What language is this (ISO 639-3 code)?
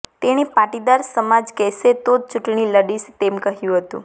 guj